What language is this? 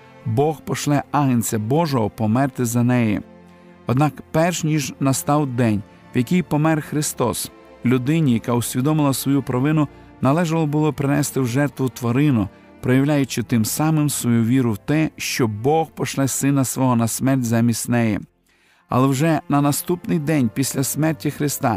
Ukrainian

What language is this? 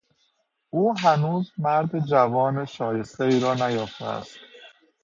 Persian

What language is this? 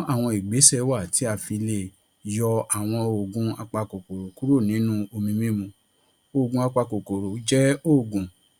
Yoruba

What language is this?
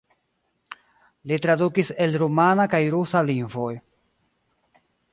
Esperanto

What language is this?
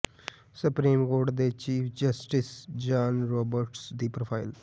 Punjabi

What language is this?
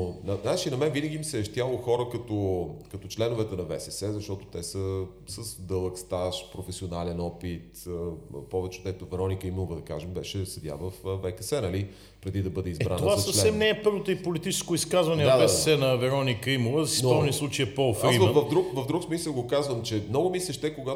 Bulgarian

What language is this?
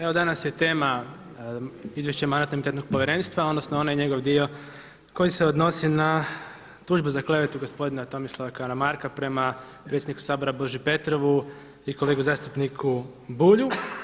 Croatian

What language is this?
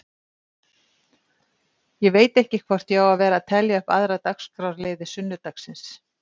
Icelandic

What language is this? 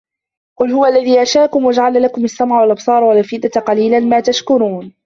Arabic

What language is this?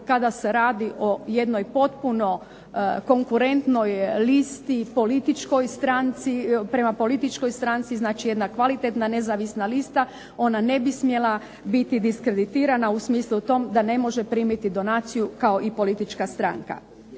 Croatian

